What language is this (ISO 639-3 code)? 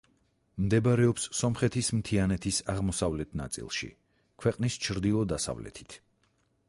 kat